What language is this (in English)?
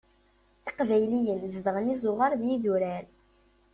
Kabyle